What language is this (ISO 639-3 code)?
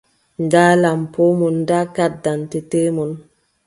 fub